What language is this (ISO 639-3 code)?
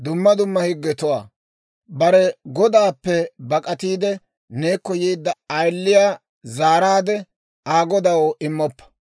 dwr